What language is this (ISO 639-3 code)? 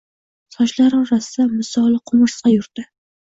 uzb